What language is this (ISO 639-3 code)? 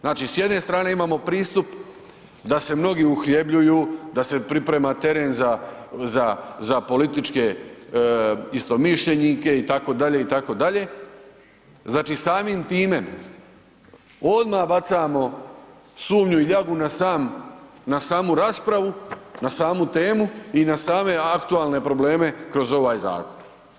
hrv